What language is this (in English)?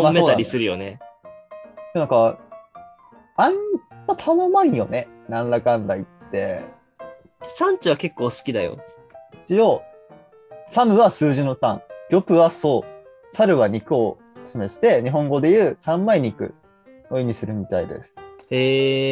Japanese